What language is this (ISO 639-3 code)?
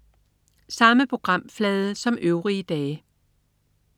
dan